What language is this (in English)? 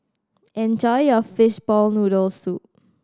English